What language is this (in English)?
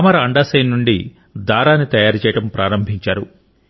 Telugu